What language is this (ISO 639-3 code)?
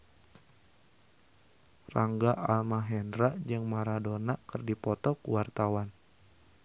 sun